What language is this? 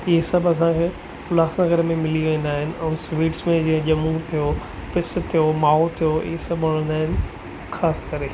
Sindhi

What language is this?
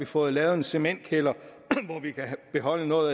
Danish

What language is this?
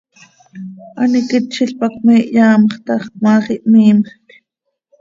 Seri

